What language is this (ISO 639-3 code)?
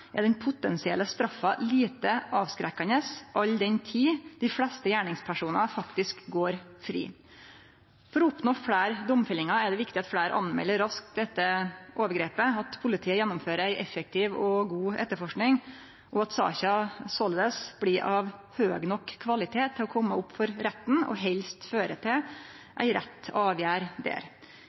nno